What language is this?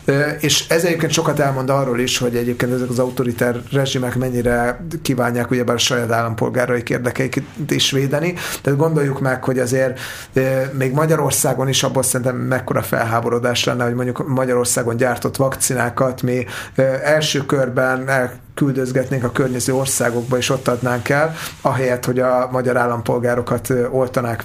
Hungarian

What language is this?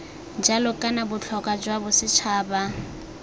Tswana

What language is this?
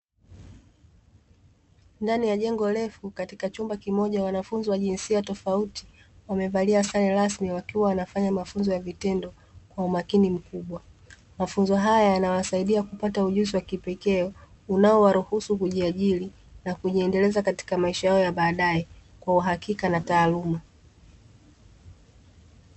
Swahili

